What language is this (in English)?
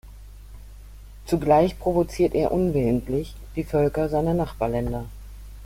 German